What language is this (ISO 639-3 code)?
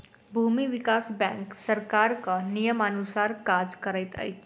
mai